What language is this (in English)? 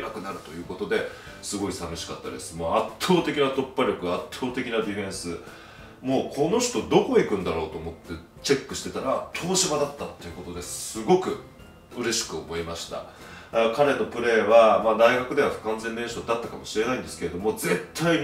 Japanese